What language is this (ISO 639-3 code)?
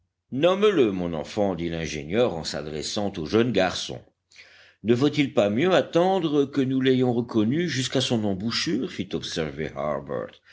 fra